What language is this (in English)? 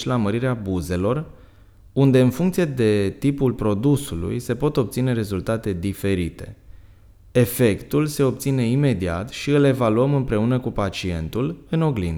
Romanian